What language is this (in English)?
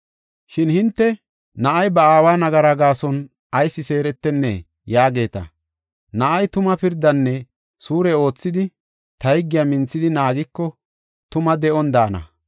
Gofa